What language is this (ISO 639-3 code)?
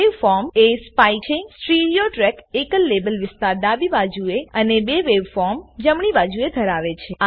guj